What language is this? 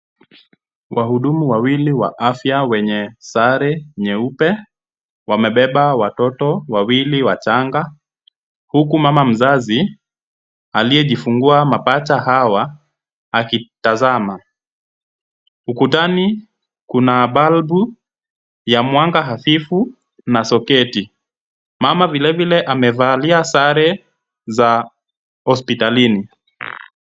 Swahili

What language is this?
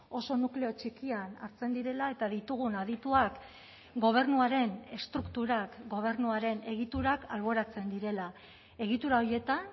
Basque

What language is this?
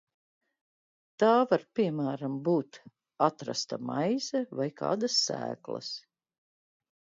Latvian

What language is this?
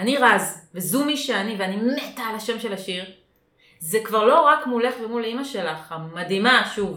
Hebrew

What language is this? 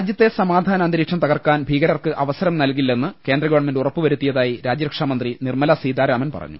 Malayalam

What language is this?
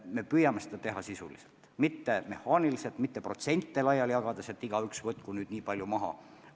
Estonian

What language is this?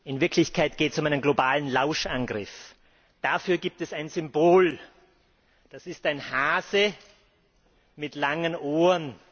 German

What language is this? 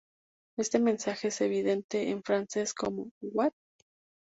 Spanish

